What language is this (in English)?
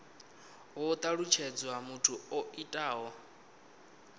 Venda